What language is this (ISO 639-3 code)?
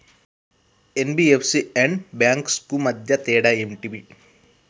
tel